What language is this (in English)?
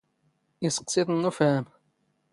Standard Moroccan Tamazight